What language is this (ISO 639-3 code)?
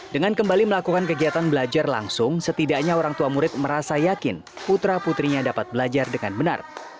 ind